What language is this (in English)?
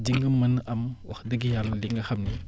Wolof